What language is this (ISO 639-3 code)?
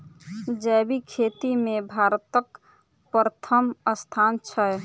mai